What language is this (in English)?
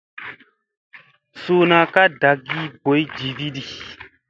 Musey